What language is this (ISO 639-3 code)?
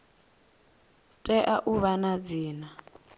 ven